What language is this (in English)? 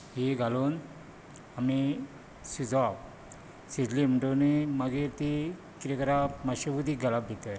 Konkani